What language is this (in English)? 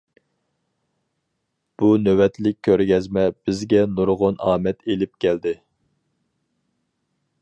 Uyghur